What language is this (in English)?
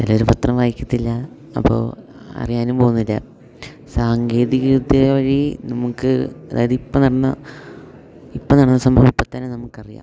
Malayalam